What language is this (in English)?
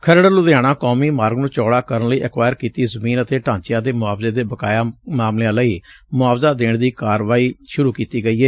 Punjabi